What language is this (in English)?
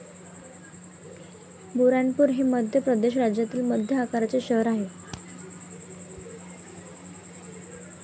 Marathi